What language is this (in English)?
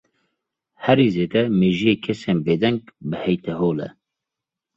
Kurdish